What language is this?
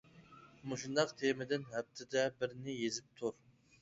Uyghur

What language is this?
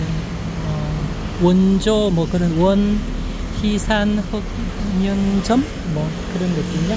Korean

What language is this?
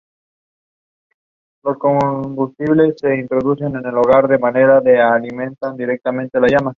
Spanish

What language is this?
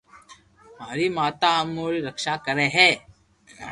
Loarki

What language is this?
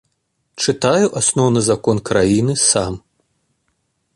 Belarusian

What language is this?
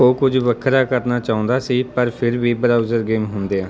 Punjabi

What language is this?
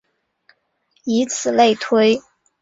Chinese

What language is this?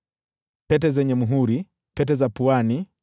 Swahili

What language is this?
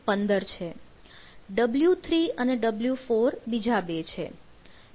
Gujarati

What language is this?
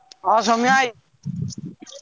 Odia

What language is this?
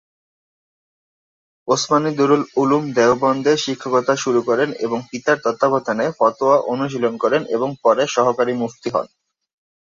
Bangla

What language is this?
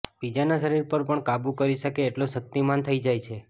Gujarati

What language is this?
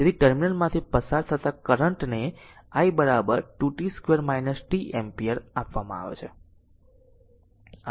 Gujarati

